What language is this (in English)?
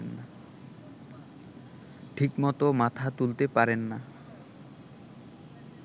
Bangla